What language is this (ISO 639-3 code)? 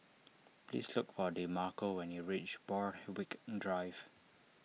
eng